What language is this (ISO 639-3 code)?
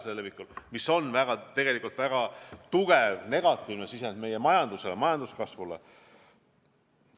est